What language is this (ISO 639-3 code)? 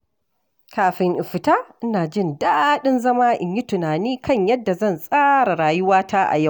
hau